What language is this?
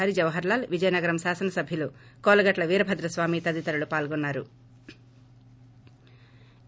Telugu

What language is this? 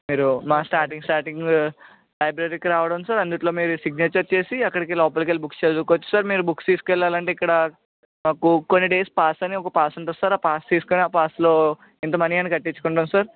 Telugu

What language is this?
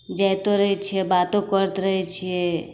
Maithili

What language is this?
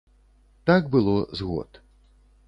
Belarusian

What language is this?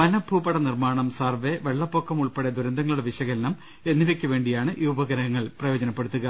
Malayalam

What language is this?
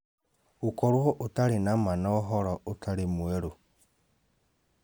Kikuyu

